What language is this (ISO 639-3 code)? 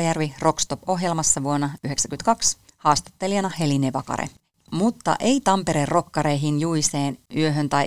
fin